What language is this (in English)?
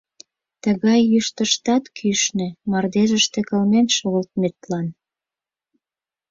Mari